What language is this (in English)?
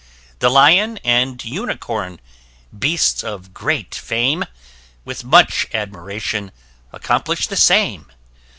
English